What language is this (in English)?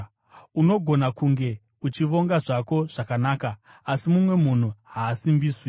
Shona